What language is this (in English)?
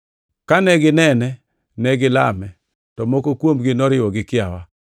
Luo (Kenya and Tanzania)